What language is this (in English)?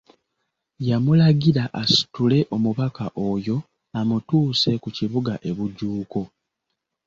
Ganda